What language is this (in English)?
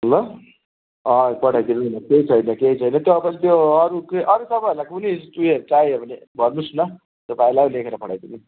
Nepali